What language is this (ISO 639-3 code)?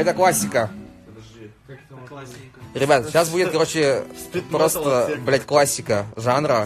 rus